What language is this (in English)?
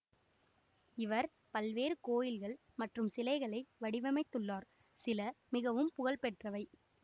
Tamil